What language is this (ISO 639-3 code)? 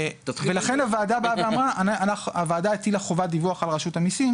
heb